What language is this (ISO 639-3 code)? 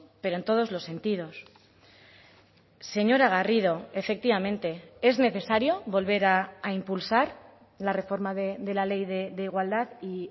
spa